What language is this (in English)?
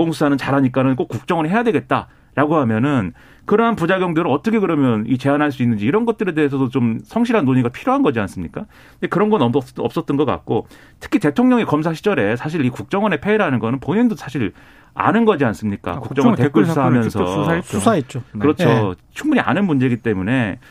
Korean